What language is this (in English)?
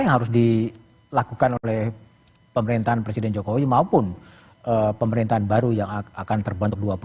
Indonesian